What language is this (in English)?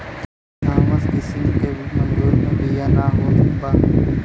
Bhojpuri